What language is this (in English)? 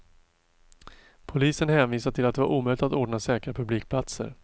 Swedish